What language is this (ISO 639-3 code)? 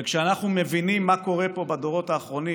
heb